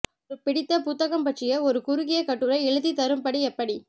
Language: Tamil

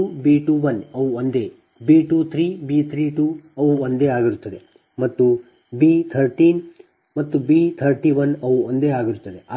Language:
Kannada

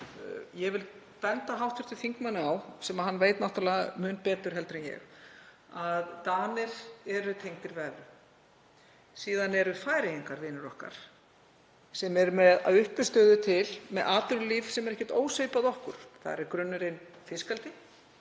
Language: Icelandic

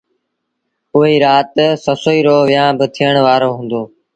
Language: Sindhi Bhil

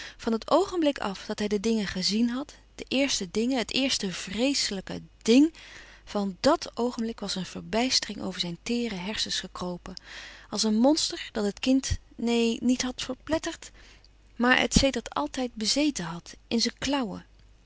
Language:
Dutch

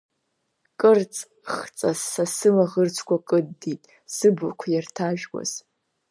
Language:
Abkhazian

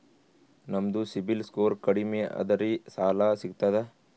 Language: Kannada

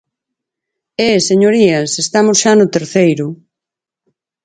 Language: Galician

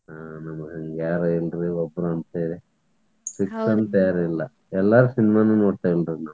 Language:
Kannada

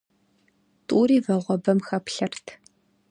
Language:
Kabardian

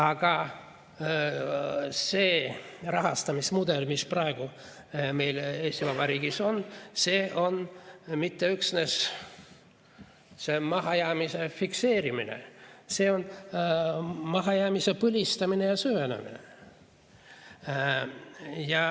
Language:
Estonian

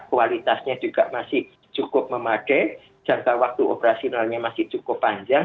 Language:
Indonesian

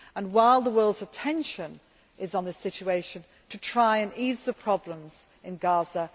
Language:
English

